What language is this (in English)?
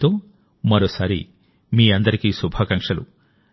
Telugu